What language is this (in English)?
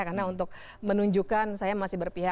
Indonesian